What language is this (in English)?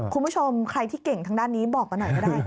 Thai